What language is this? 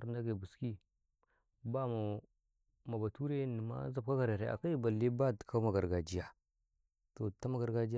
Karekare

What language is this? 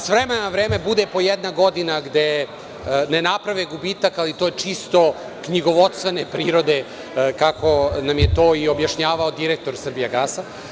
Serbian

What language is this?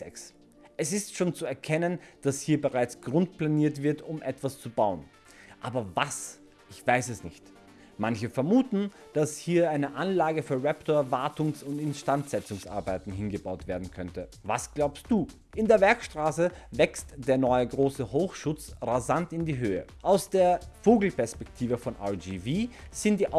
German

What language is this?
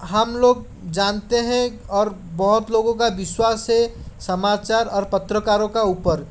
Hindi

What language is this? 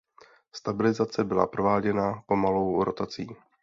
Czech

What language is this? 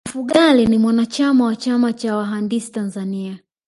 Swahili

